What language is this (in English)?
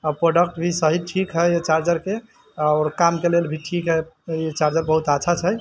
Maithili